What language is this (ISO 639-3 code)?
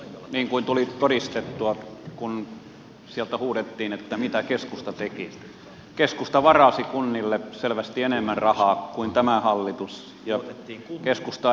fin